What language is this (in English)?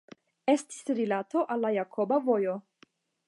Esperanto